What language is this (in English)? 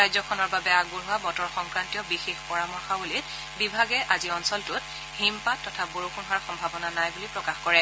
Assamese